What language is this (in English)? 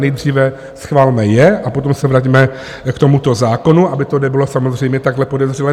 Czech